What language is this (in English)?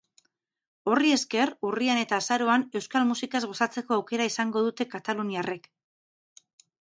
Basque